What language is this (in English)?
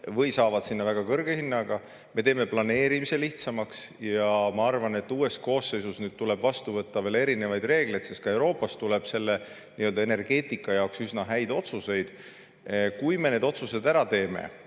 Estonian